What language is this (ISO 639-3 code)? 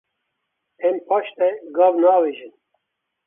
kur